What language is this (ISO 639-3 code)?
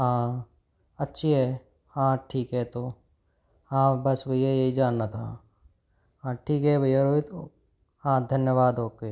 hin